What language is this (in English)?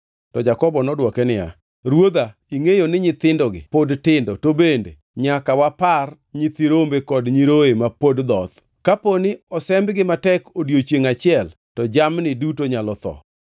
Luo (Kenya and Tanzania)